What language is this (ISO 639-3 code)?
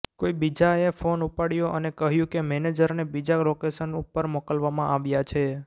guj